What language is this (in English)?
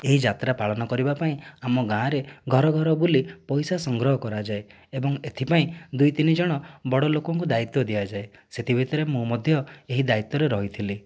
Odia